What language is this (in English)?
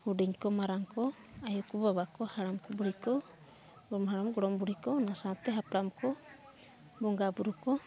Santali